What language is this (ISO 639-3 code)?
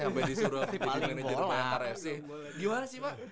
ind